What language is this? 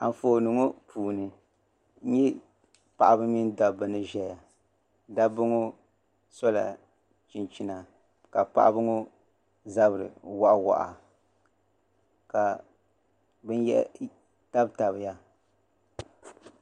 Dagbani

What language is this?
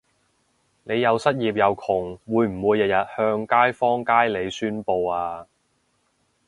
Cantonese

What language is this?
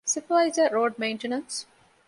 Divehi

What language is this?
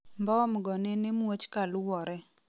Luo (Kenya and Tanzania)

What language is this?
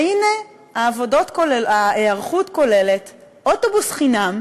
Hebrew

